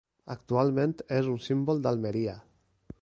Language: Catalan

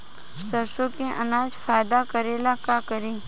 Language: Bhojpuri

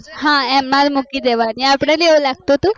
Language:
Gujarati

